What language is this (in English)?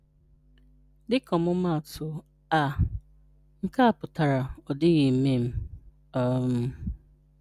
Igbo